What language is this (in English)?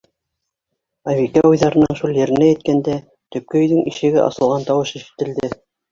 Bashkir